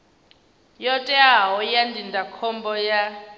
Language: Venda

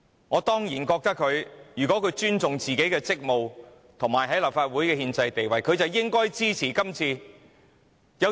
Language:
Cantonese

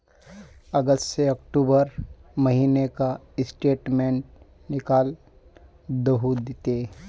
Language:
Magahi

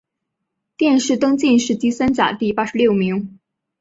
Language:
Chinese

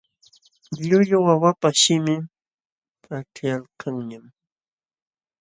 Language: Jauja Wanca Quechua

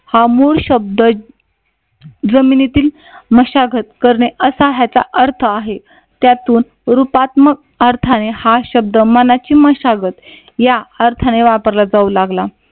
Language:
Marathi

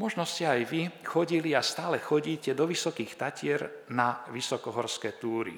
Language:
Slovak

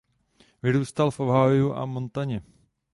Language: Czech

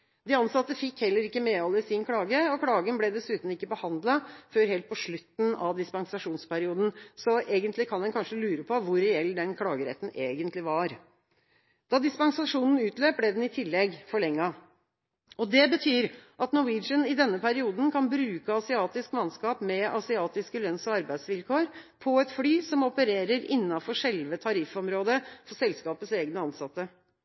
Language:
Norwegian Bokmål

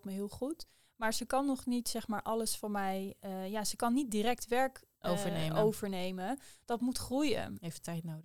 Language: Dutch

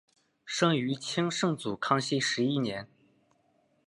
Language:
Chinese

